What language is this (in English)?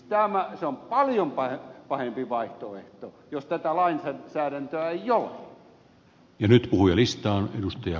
Finnish